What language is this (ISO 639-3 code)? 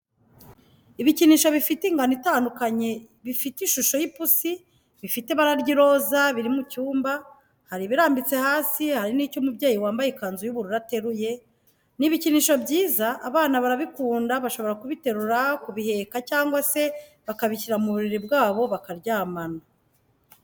kin